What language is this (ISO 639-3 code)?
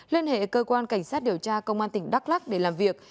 vie